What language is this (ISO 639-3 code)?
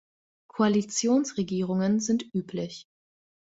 deu